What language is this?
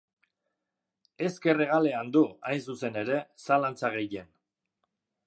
Basque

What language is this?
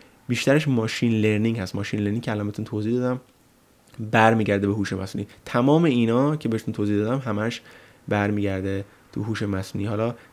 Persian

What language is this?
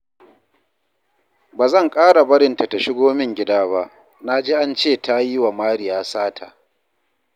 Hausa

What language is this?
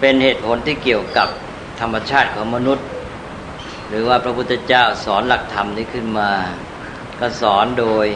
Thai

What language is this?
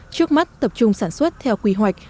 Vietnamese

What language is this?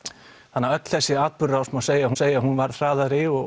Icelandic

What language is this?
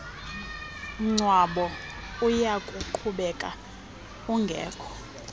Xhosa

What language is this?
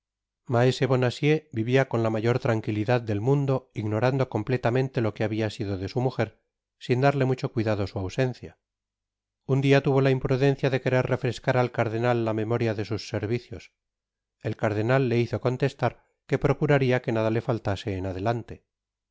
Spanish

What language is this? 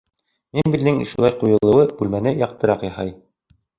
Bashkir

